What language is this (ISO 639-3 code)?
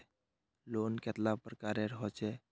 mag